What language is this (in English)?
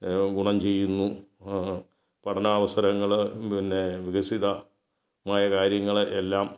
Malayalam